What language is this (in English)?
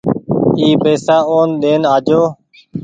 Goaria